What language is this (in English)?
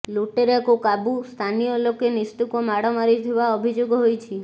Odia